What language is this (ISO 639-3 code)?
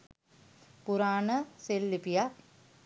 sin